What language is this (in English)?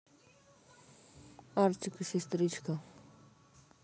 Russian